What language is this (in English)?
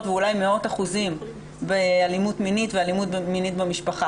Hebrew